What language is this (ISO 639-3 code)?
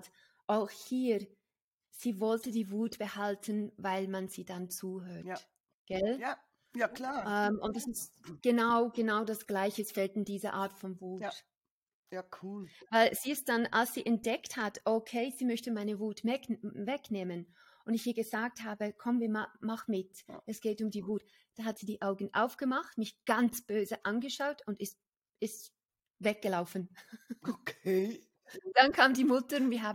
deu